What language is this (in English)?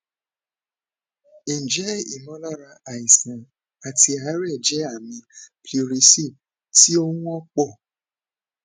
Yoruba